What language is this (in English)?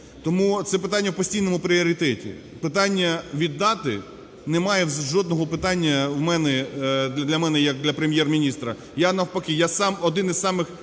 Ukrainian